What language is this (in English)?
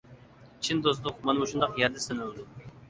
Uyghur